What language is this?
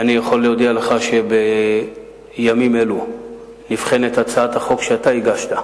Hebrew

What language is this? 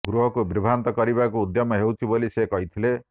Odia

